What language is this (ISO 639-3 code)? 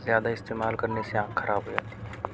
urd